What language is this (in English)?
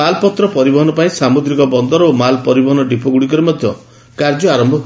Odia